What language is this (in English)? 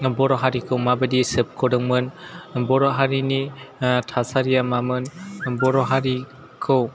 Bodo